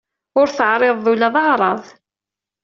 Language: Kabyle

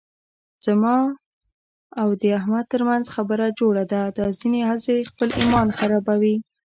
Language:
Pashto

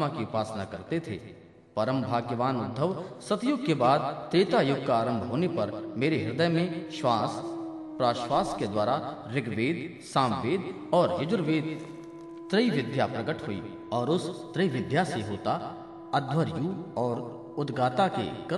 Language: Hindi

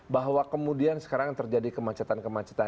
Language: Indonesian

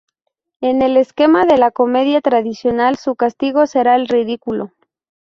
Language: Spanish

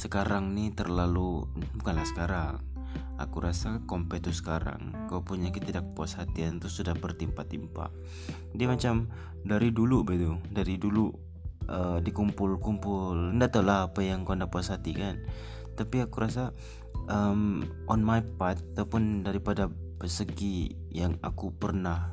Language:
Malay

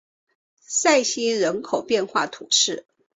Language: Chinese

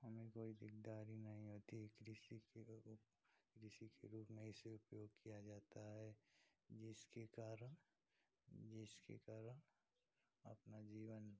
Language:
Hindi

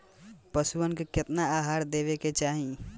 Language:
Bhojpuri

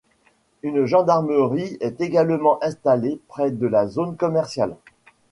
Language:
French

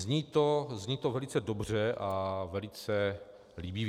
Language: Czech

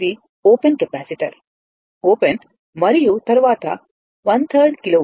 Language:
Telugu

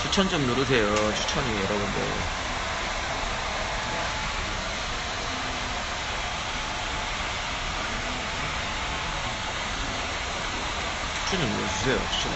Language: Korean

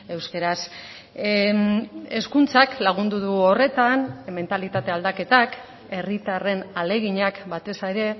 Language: Basque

